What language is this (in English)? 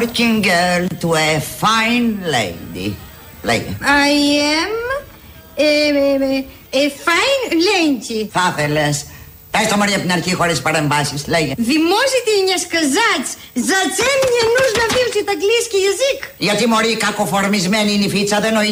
Greek